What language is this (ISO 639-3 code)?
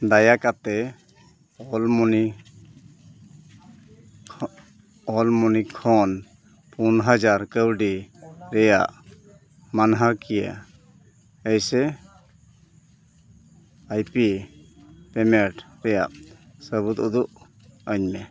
sat